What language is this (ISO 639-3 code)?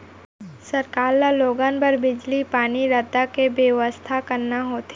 hne